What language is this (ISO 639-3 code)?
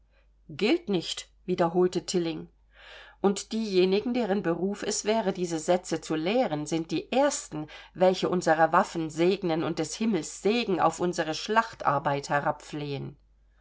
deu